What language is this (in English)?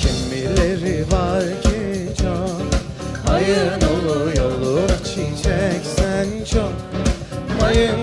Turkish